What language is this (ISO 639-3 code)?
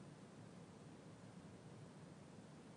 heb